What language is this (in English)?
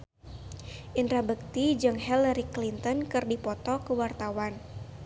Sundanese